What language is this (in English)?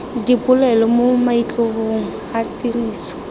Tswana